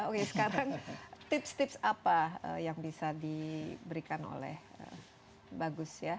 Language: Indonesian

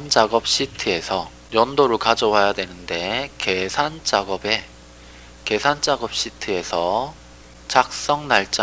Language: Korean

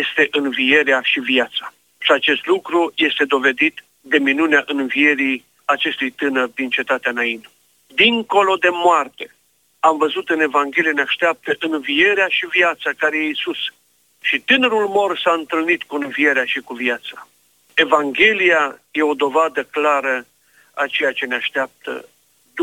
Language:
Romanian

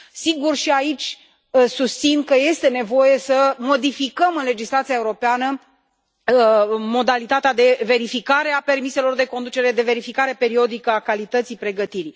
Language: Romanian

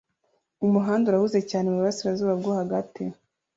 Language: Kinyarwanda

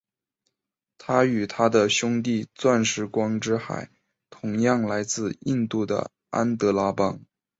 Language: Chinese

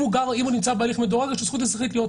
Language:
Hebrew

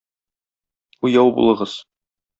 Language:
Tatar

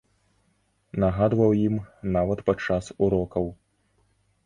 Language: Belarusian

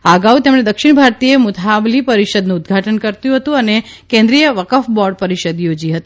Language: Gujarati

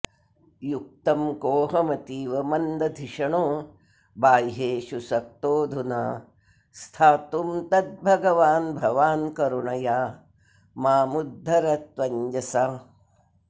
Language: Sanskrit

